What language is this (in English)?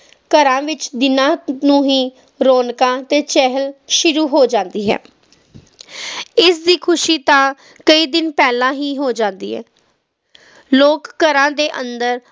Punjabi